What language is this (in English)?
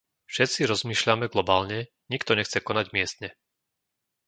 Slovak